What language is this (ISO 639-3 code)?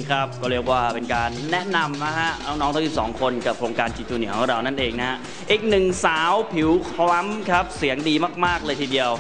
tha